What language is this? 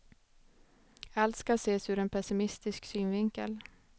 Swedish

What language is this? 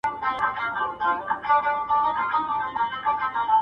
Pashto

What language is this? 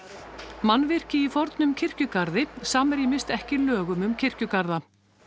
Icelandic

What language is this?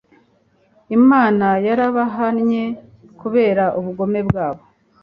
Kinyarwanda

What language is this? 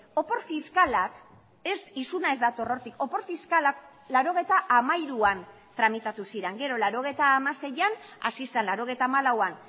Basque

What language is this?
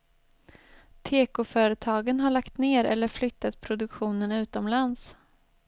Swedish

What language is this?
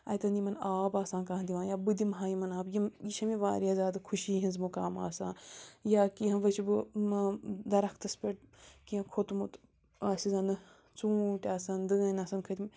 Kashmiri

